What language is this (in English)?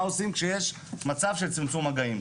Hebrew